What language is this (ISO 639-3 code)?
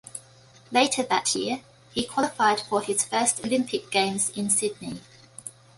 eng